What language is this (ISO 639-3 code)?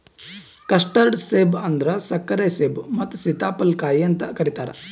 kan